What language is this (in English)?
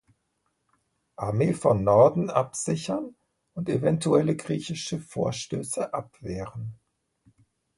German